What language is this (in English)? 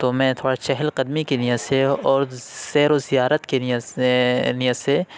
Urdu